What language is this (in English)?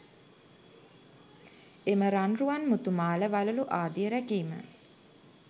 Sinhala